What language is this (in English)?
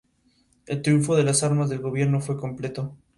Spanish